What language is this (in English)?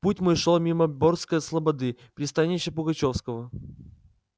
Russian